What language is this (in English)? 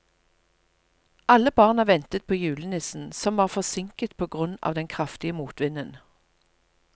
Norwegian